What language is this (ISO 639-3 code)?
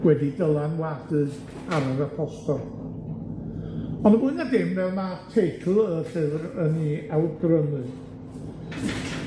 cym